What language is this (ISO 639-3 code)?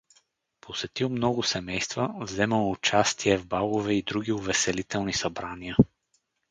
bul